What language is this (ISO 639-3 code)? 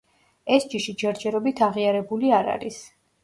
kat